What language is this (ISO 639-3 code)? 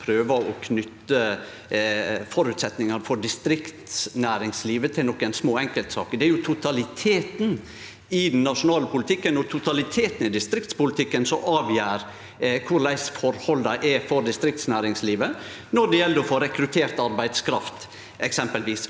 nor